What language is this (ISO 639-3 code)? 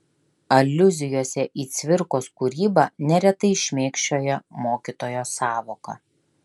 lit